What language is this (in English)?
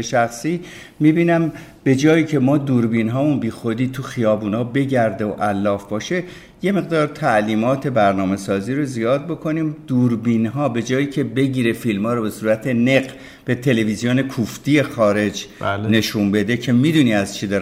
Persian